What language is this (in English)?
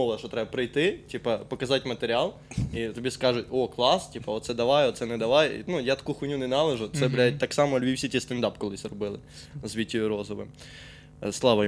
Ukrainian